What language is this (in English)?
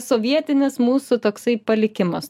Lithuanian